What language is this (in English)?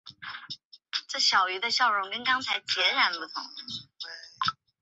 Chinese